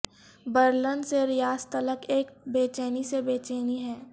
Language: Urdu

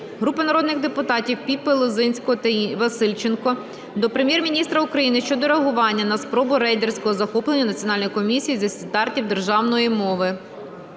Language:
Ukrainian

